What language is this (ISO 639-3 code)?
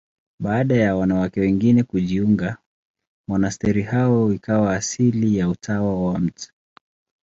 swa